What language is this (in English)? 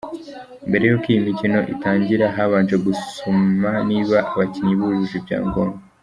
Kinyarwanda